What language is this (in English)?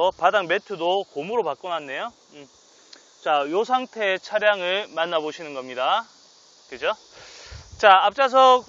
Korean